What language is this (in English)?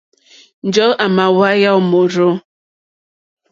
Mokpwe